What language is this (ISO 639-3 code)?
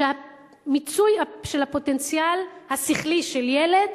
heb